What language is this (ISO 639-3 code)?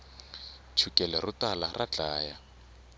tso